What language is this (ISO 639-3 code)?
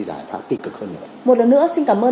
vie